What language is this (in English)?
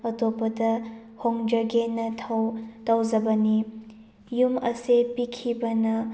Manipuri